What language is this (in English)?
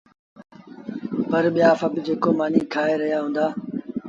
Sindhi Bhil